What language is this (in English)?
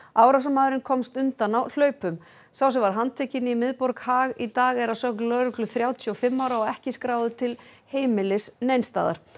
Icelandic